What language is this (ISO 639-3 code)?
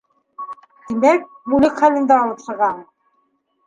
bak